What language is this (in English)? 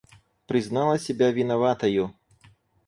Russian